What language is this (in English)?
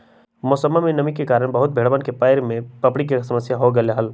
Magahi